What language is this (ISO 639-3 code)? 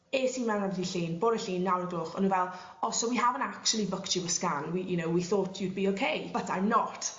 cym